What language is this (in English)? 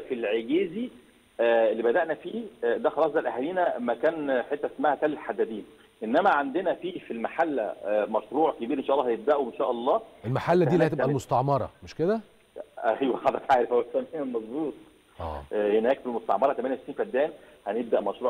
Arabic